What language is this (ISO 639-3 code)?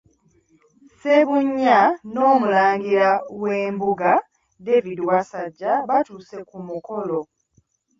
lug